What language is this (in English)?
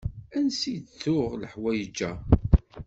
Kabyle